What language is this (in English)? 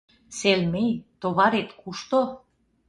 Mari